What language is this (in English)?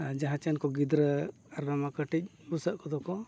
Santali